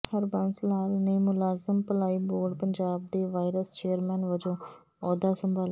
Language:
Punjabi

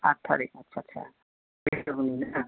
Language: Bodo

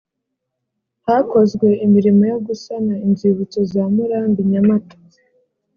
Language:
Kinyarwanda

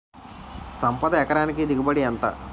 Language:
Telugu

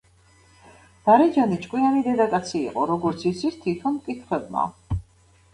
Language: Georgian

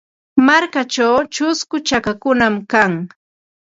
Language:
Ambo-Pasco Quechua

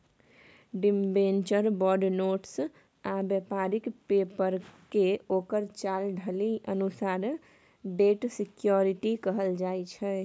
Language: Maithili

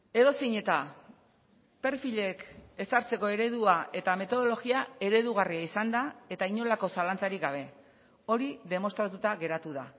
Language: Basque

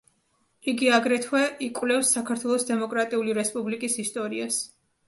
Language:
Georgian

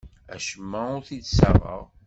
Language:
Kabyle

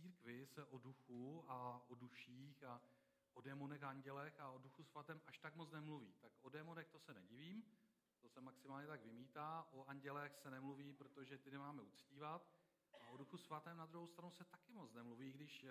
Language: Czech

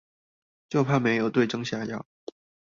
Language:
Chinese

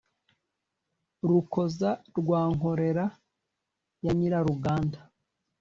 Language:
Kinyarwanda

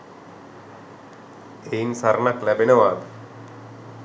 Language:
Sinhala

